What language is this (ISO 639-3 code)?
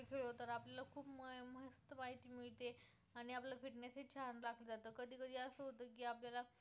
mar